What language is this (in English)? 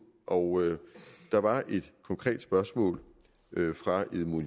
Danish